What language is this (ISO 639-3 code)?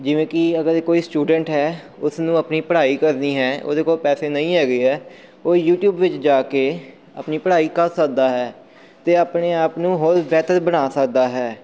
pan